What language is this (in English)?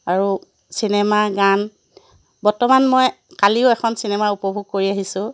Assamese